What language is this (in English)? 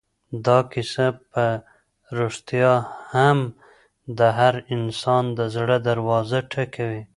Pashto